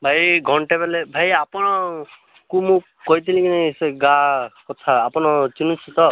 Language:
Odia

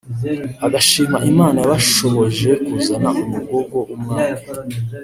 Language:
Kinyarwanda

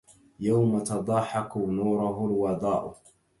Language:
Arabic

